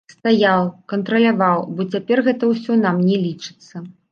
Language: Belarusian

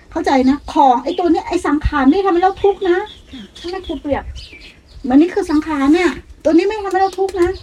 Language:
Thai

